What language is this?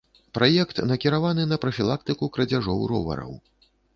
Belarusian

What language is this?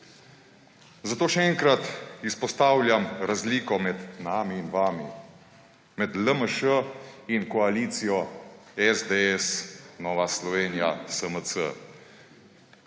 Slovenian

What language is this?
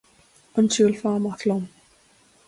Irish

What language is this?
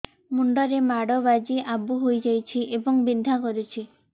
Odia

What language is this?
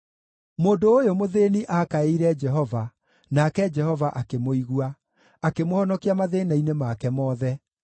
Kikuyu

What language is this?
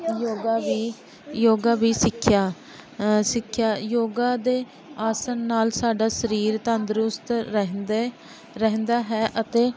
Punjabi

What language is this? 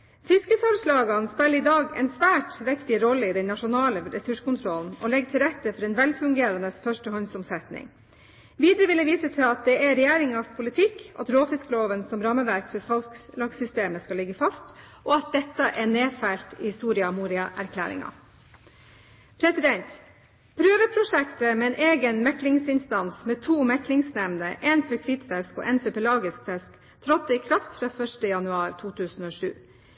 Norwegian Bokmål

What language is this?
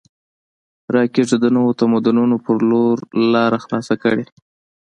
Pashto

